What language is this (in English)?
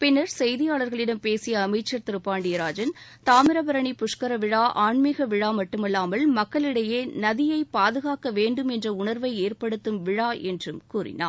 Tamil